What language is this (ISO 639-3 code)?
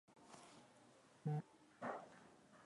swa